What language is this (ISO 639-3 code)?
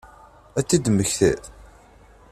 kab